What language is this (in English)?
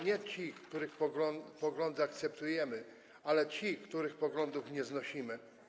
Polish